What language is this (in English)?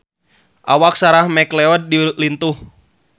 Sundanese